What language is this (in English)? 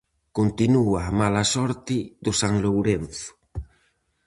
Galician